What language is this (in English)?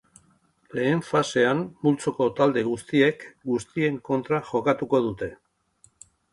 Basque